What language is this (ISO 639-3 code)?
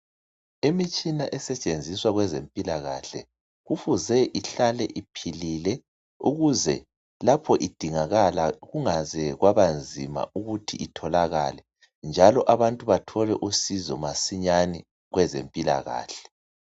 nde